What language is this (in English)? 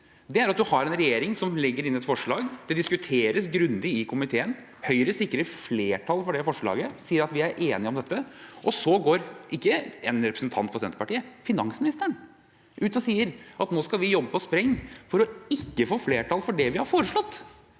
Norwegian